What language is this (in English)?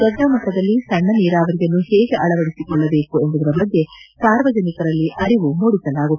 Kannada